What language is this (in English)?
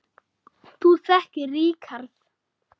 Icelandic